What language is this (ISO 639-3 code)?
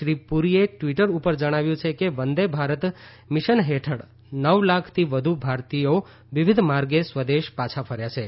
guj